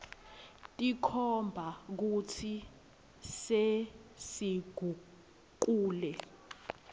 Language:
Swati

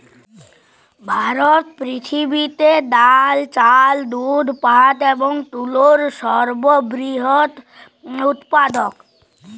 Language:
Bangla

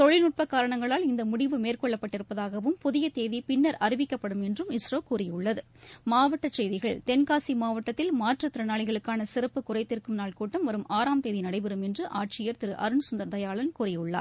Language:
Tamil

